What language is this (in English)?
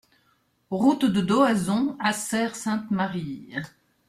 French